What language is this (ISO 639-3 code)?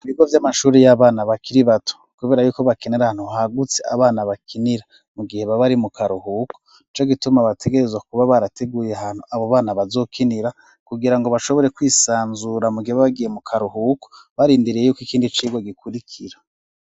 run